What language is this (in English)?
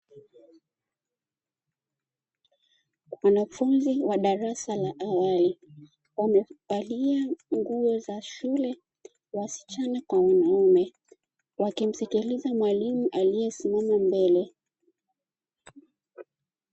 Swahili